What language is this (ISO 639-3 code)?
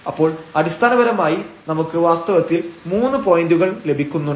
mal